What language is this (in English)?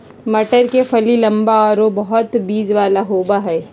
Magahi